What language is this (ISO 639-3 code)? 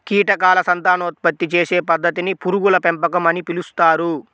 tel